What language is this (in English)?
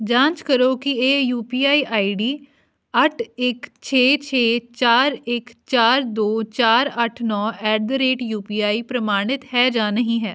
Punjabi